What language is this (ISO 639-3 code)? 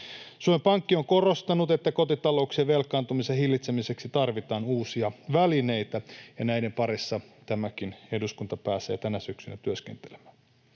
fin